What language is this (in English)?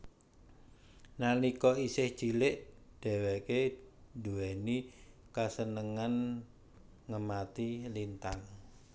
Javanese